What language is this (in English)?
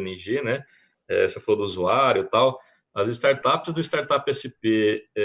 Portuguese